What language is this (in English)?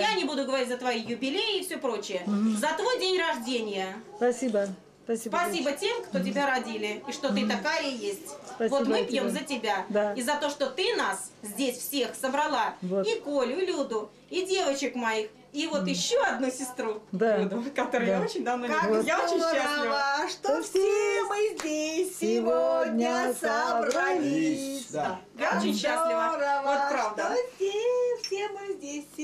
Russian